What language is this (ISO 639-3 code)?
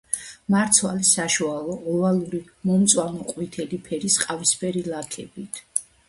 kat